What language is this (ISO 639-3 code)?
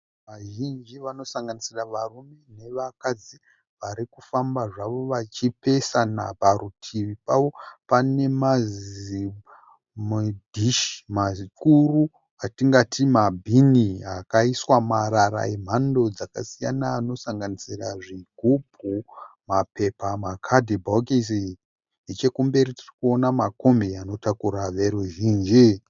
sna